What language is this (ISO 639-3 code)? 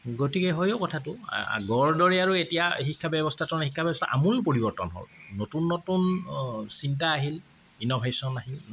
asm